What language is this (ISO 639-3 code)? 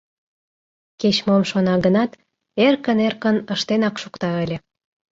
chm